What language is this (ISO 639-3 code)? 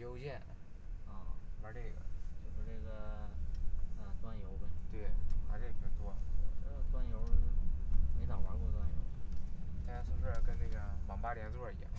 zho